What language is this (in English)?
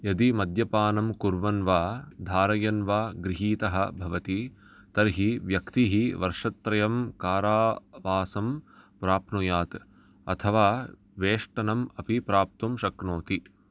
Sanskrit